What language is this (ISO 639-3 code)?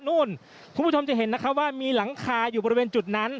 tha